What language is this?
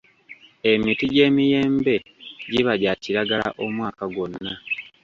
Ganda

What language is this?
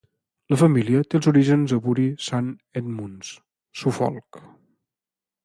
Catalan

